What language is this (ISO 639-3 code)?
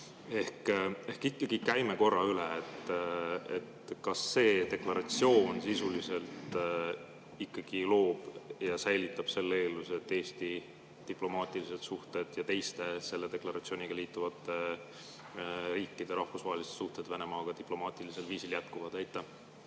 est